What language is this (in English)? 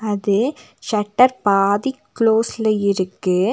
Tamil